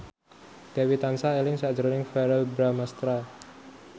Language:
Javanese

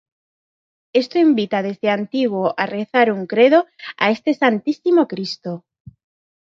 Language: Spanish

